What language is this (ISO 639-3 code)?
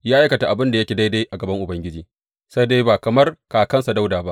hau